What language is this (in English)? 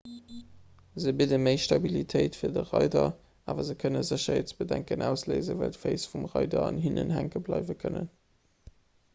Luxembourgish